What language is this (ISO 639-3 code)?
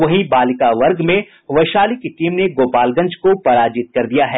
hin